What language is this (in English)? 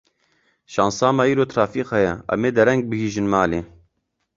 Kurdish